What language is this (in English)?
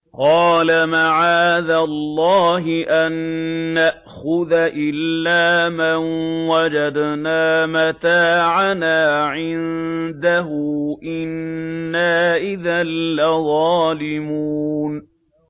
Arabic